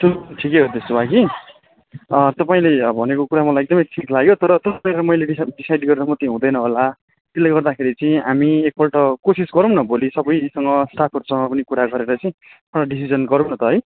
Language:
Nepali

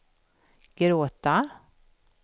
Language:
Swedish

